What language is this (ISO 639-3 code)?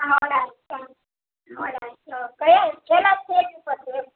guj